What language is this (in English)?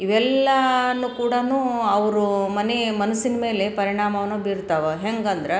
Kannada